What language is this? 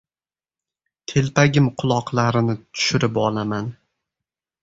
Uzbek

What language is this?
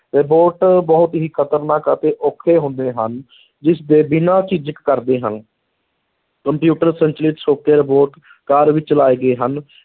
Punjabi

